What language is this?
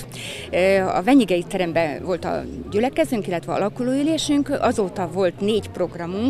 Hungarian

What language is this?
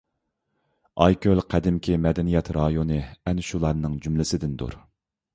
Uyghur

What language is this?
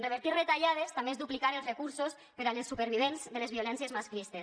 Catalan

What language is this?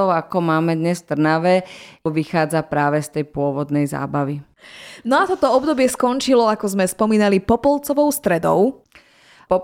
Slovak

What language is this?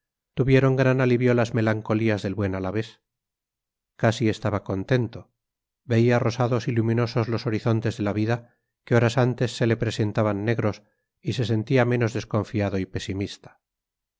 Spanish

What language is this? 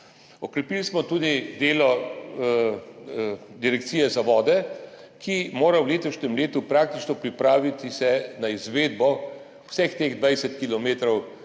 Slovenian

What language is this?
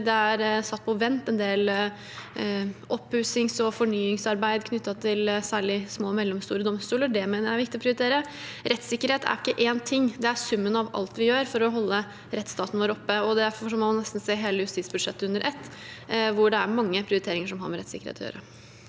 Norwegian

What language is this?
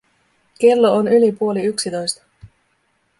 Finnish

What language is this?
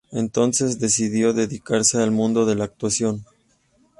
Spanish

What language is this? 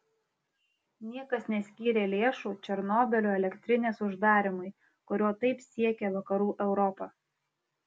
Lithuanian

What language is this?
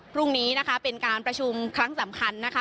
Thai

